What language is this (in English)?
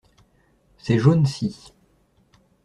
French